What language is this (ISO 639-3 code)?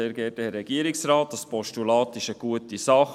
gsw